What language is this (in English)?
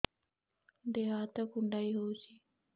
Odia